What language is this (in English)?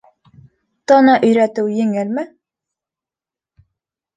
Bashkir